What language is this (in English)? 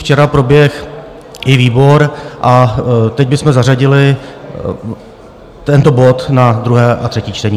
Czech